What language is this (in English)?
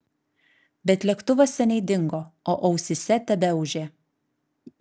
Lithuanian